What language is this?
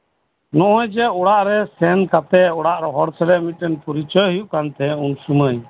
Santali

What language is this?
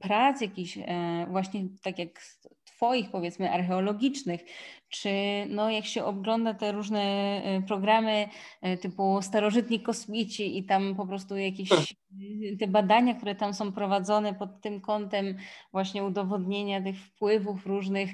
Polish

